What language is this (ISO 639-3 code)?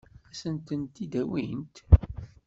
kab